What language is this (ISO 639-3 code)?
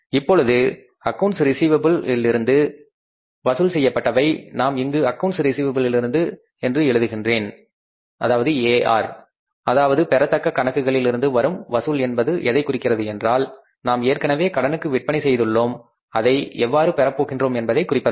tam